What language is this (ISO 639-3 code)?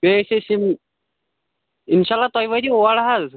kas